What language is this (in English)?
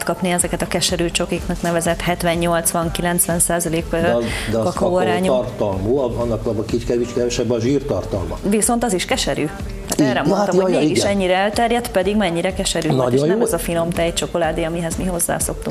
Hungarian